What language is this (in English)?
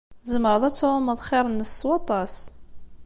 Kabyle